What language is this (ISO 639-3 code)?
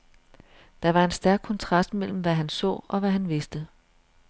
dan